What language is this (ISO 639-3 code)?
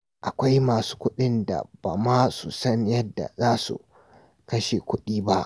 hau